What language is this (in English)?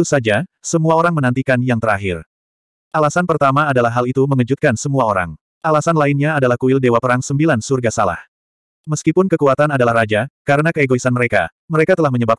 Indonesian